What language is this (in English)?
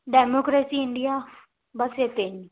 Punjabi